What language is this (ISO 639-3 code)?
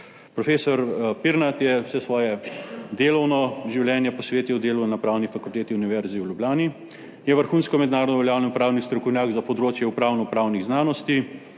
slv